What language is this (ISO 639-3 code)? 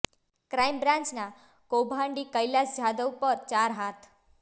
guj